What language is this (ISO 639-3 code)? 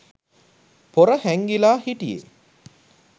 sin